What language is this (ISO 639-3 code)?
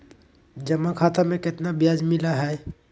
mag